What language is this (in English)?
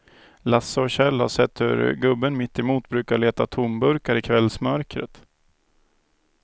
Swedish